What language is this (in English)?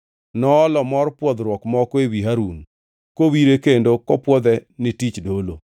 Luo (Kenya and Tanzania)